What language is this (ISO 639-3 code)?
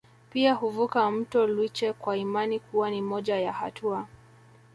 swa